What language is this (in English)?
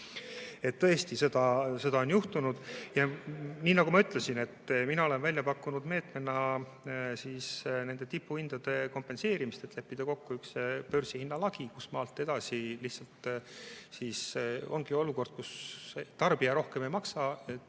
Estonian